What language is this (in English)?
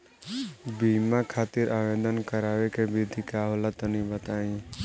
Bhojpuri